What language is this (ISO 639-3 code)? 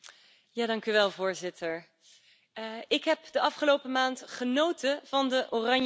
nld